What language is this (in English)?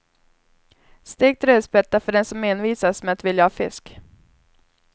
Swedish